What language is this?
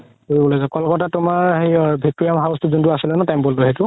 Assamese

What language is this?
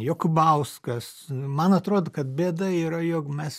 Lithuanian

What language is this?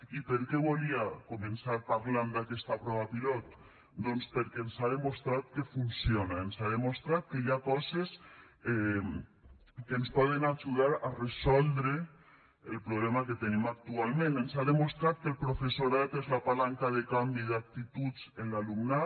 Catalan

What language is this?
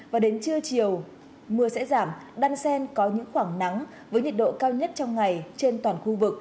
Vietnamese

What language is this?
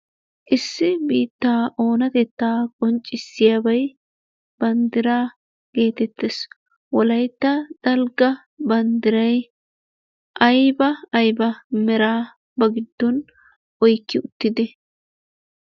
Wolaytta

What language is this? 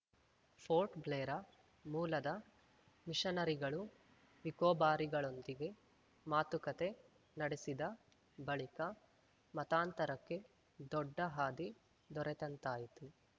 Kannada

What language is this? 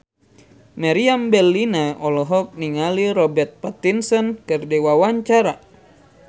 Sundanese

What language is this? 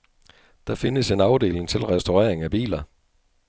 Danish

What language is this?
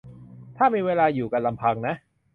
Thai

